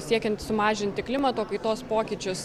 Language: Lithuanian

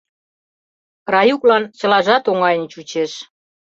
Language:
Mari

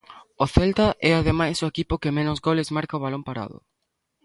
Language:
Galician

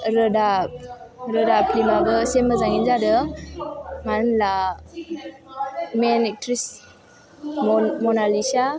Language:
Bodo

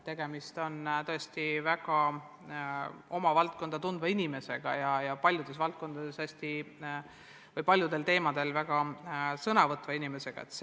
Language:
Estonian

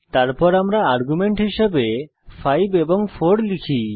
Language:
Bangla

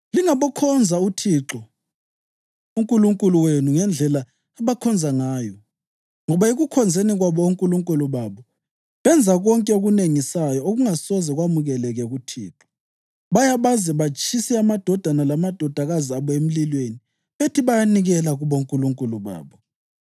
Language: North Ndebele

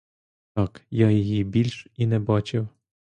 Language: Ukrainian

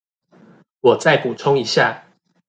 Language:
Chinese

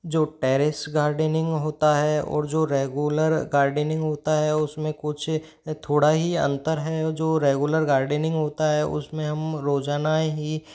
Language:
Hindi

